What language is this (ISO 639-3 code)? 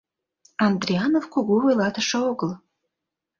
chm